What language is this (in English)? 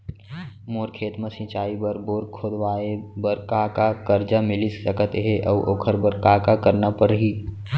Chhattisgarhi